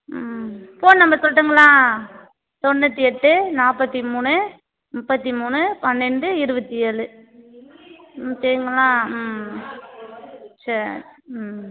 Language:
Tamil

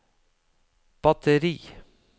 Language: Norwegian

